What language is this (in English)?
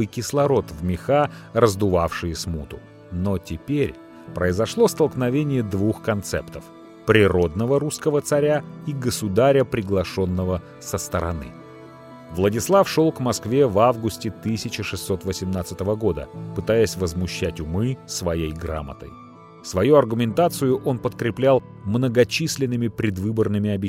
Russian